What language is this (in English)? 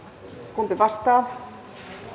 Finnish